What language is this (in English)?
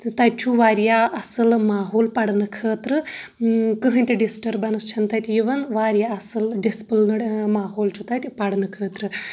Kashmiri